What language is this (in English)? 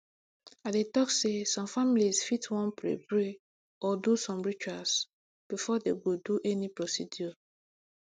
Nigerian Pidgin